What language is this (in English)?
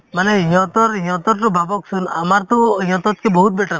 Assamese